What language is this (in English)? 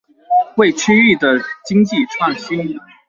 Chinese